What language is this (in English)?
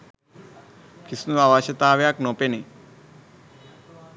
Sinhala